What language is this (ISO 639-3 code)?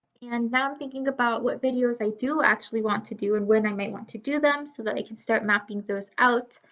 eng